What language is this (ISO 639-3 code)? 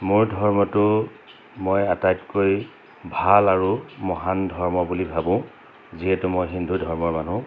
asm